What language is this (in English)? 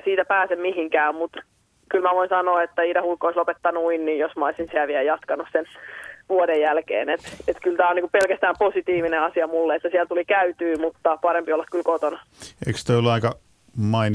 Finnish